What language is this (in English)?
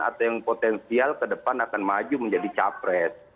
Indonesian